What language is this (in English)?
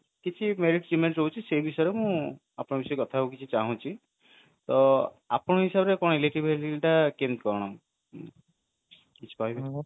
Odia